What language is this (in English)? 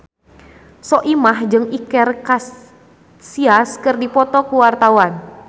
Sundanese